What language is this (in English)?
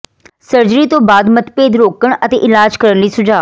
Punjabi